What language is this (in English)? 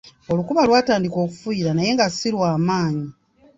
Ganda